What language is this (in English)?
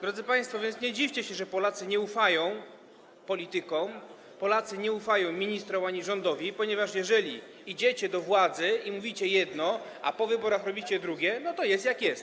Polish